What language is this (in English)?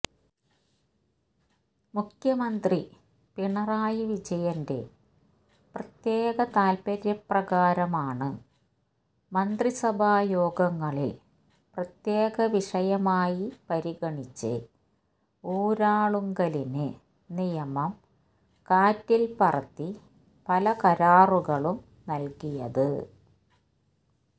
Malayalam